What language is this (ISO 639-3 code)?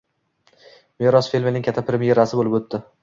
uzb